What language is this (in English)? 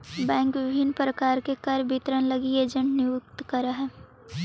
Magahi